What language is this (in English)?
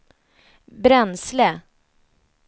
Swedish